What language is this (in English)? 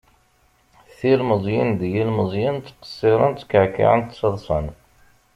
Kabyle